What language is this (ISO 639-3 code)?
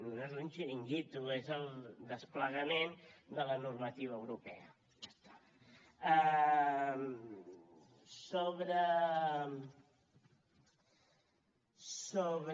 cat